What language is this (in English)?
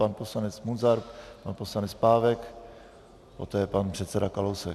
Czech